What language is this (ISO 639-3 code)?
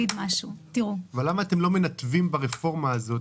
heb